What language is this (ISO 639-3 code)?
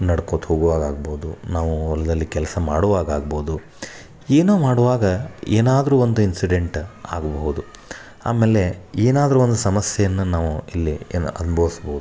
kan